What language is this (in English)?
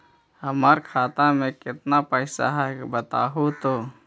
Magahi